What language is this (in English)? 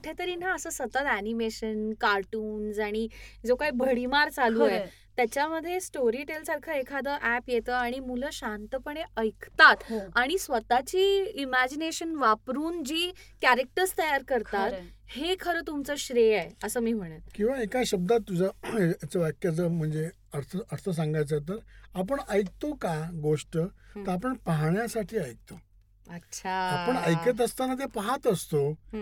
Marathi